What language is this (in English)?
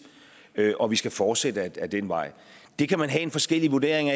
Danish